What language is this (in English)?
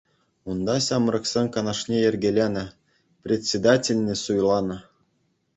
Chuvash